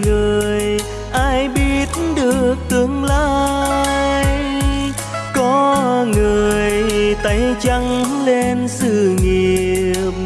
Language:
Vietnamese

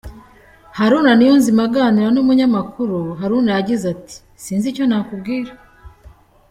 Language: Kinyarwanda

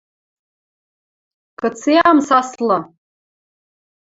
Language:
Western Mari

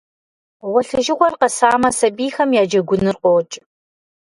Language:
Kabardian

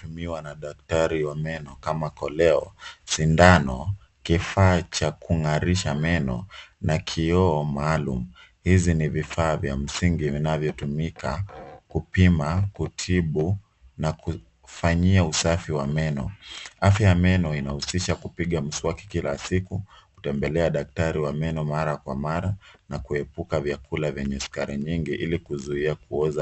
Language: Swahili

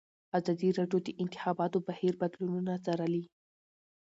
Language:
Pashto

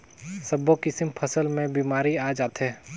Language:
Chhattisgarhi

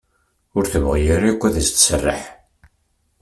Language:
Kabyle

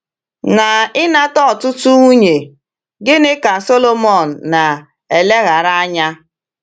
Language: Igbo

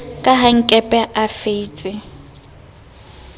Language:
Southern Sotho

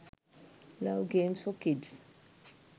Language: Sinhala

